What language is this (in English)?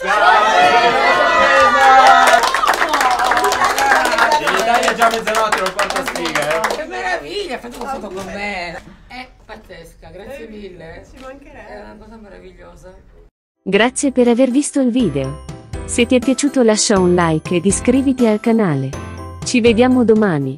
Italian